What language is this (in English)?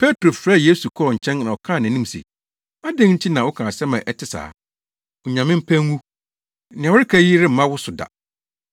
Akan